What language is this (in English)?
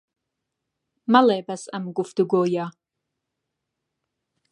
Central Kurdish